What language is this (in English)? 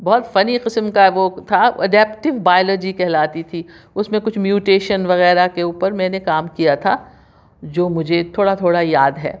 Urdu